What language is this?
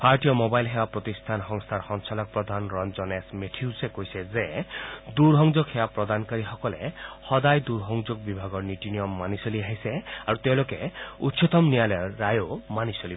Assamese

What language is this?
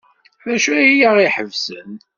Kabyle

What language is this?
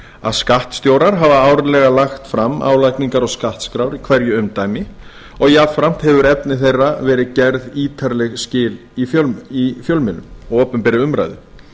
Icelandic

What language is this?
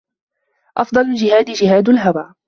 Arabic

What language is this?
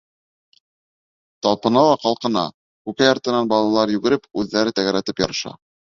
Bashkir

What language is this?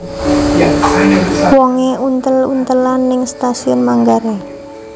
Javanese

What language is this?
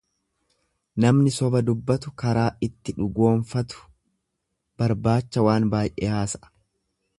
Oromo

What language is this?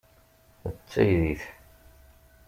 Kabyle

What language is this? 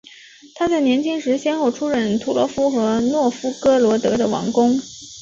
Chinese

